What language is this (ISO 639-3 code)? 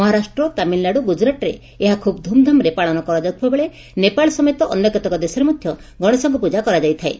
ori